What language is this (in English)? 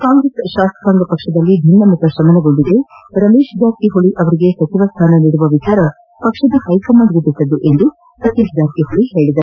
Kannada